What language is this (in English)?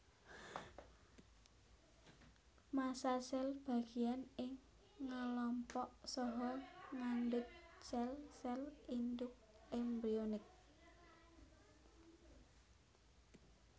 Javanese